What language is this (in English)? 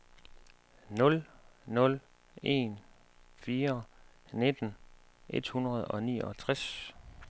Danish